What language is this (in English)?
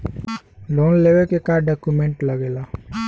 Bhojpuri